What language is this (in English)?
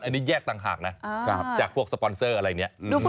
Thai